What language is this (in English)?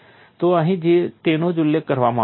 Gujarati